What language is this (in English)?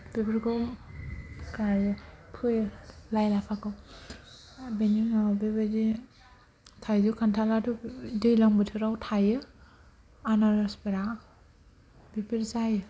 Bodo